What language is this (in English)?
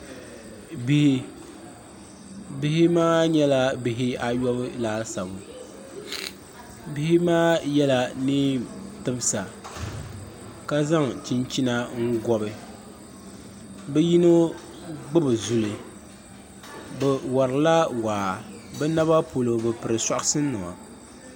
Dagbani